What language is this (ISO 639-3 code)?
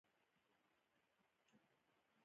pus